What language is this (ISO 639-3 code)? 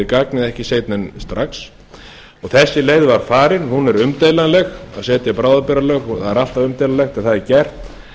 isl